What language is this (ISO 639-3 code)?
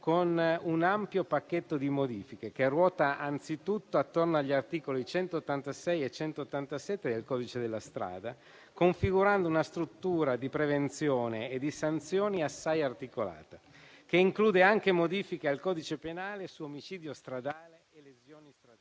ita